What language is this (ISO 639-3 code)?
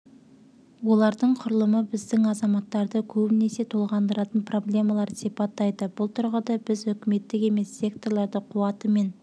kaz